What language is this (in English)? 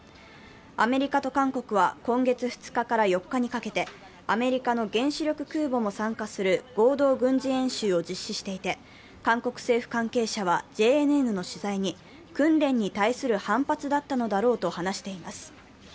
Japanese